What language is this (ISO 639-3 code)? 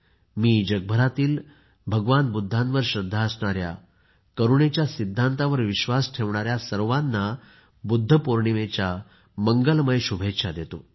mar